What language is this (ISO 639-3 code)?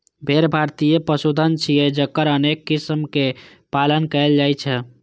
mai